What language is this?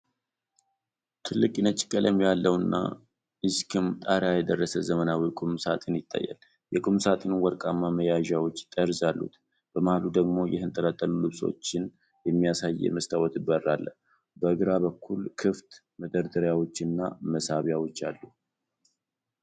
Amharic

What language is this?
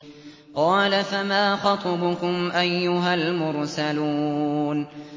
Arabic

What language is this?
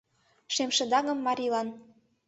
Mari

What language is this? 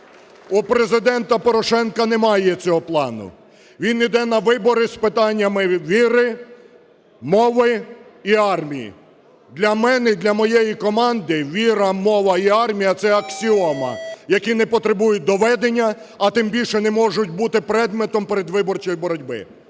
Ukrainian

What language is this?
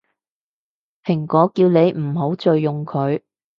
Cantonese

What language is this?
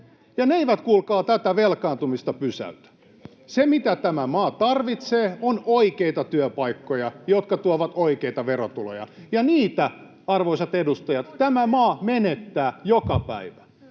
Finnish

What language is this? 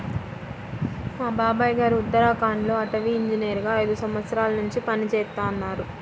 Telugu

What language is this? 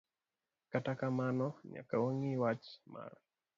Luo (Kenya and Tanzania)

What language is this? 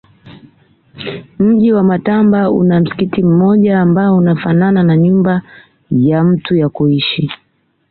Swahili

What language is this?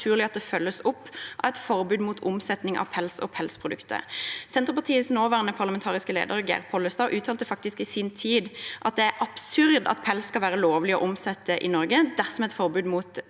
Norwegian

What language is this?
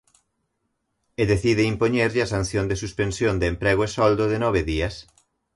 Galician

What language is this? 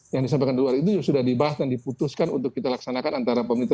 Indonesian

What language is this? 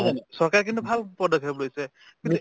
Assamese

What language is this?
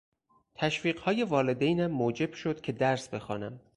Persian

